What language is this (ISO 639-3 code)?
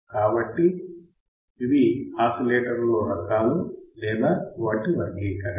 tel